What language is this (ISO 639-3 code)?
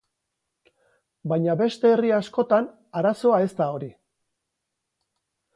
eus